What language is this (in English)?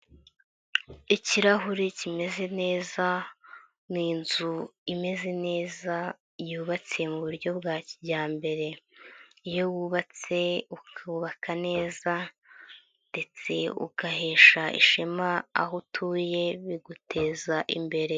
Kinyarwanda